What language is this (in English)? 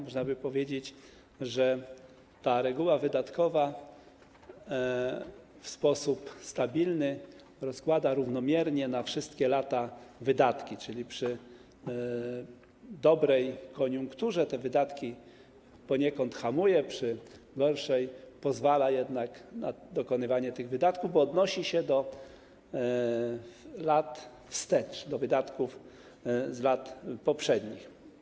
Polish